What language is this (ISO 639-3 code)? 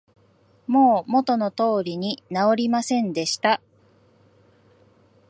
jpn